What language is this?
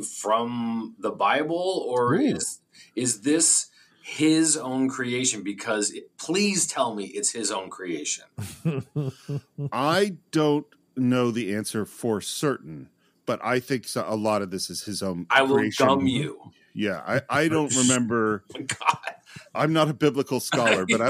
English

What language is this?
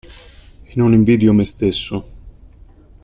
Italian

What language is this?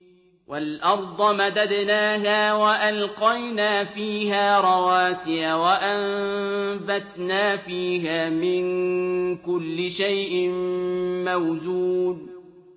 Arabic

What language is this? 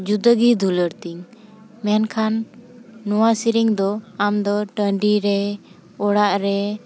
Santali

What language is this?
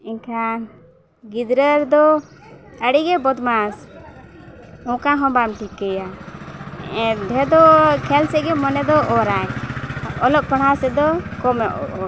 Santali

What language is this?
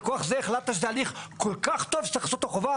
Hebrew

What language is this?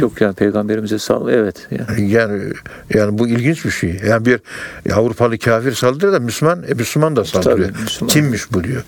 Turkish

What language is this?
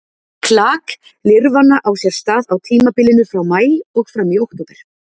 Icelandic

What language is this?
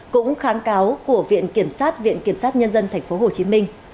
Vietnamese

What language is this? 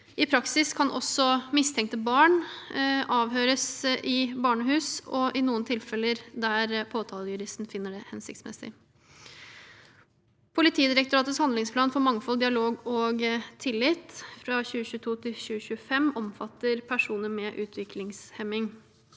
Norwegian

